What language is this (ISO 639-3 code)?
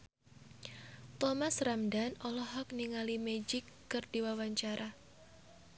sun